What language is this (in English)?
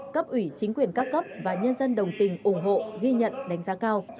Vietnamese